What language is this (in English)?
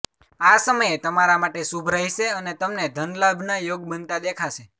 Gujarati